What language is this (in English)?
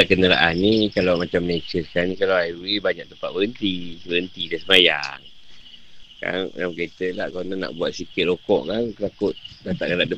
Malay